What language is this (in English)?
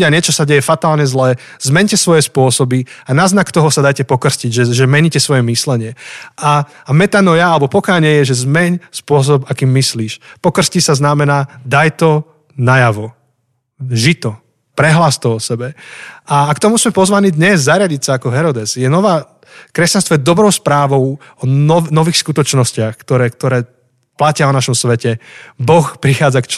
Slovak